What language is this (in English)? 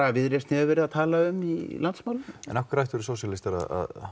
Icelandic